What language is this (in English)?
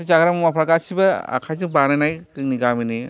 Bodo